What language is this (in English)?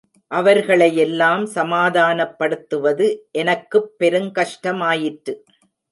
Tamil